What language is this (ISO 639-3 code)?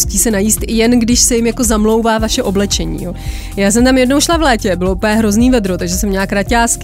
ces